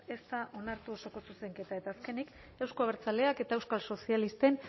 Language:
Basque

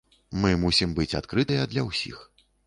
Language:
Belarusian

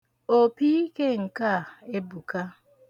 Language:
Igbo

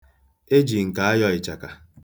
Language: Igbo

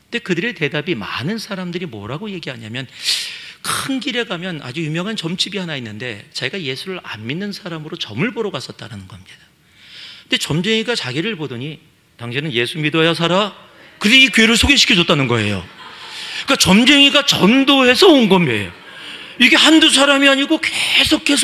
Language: Korean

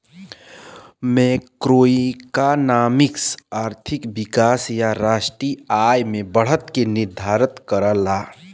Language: Bhojpuri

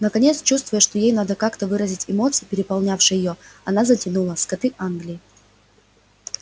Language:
Russian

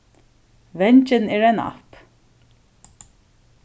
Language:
Faroese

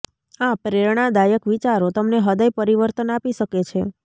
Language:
Gujarati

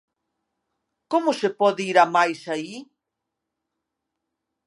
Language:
Galician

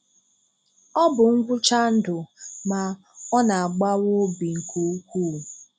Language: Igbo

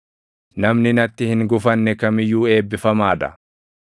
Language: Oromo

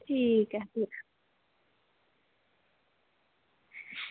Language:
Dogri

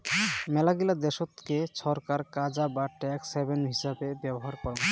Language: Bangla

